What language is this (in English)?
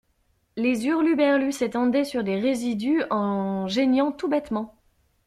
French